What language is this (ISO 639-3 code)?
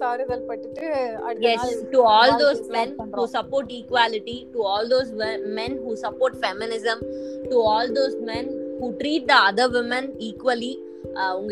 tam